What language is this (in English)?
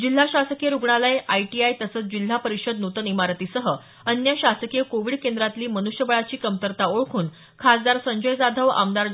Marathi